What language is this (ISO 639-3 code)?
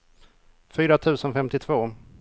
swe